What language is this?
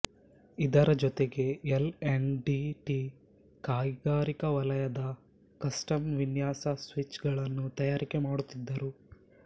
Kannada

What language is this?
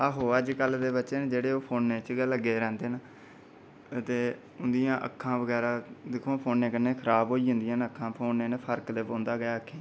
Dogri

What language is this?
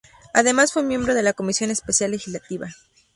Spanish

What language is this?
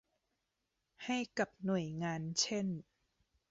Thai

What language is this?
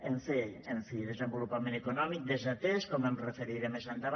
Catalan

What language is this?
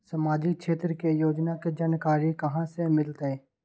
Magahi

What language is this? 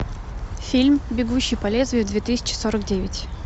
Russian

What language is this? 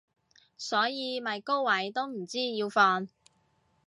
Cantonese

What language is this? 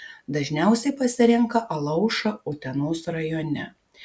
Lithuanian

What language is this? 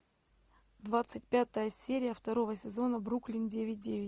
Russian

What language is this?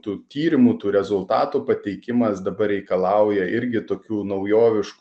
Lithuanian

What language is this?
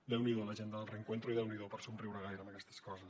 Catalan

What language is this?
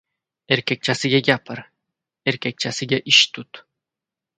Uzbek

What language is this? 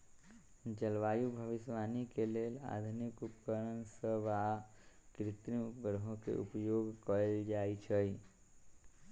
Magahi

